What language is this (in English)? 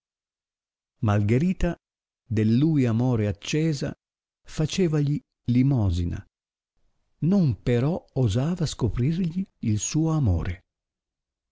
Italian